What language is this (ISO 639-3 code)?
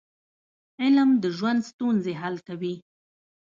pus